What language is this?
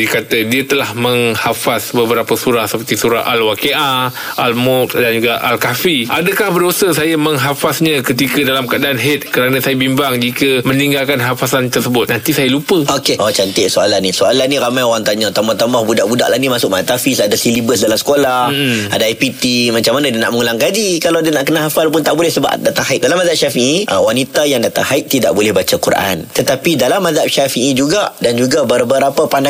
Malay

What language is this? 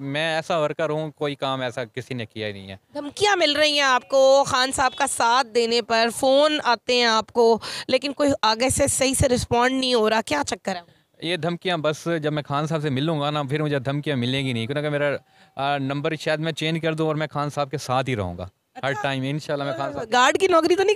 Hindi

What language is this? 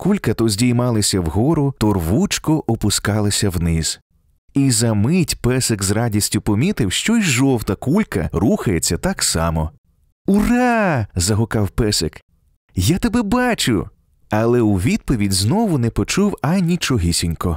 Ukrainian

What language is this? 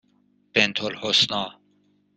Persian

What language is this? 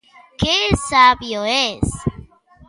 Galician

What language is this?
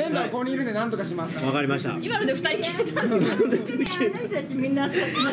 Japanese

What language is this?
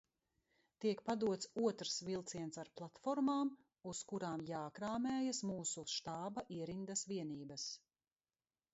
Latvian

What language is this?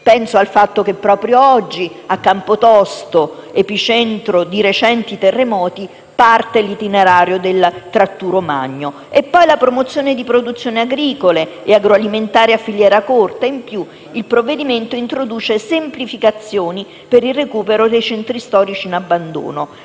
Italian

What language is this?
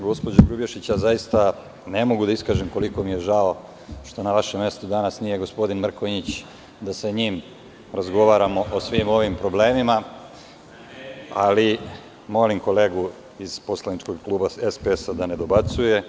Serbian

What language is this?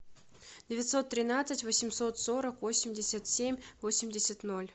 Russian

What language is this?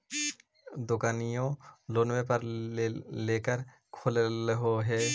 Magahi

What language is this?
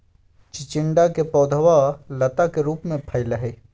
Magahi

